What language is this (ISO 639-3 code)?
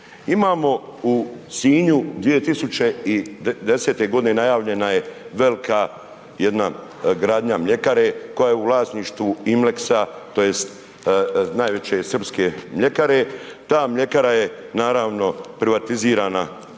hrv